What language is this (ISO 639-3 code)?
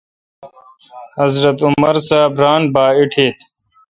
xka